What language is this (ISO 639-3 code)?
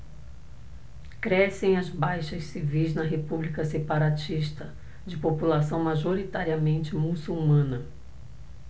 por